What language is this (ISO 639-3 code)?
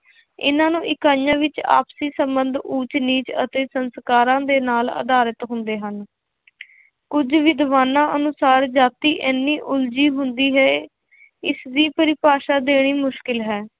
pan